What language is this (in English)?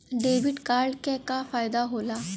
Bhojpuri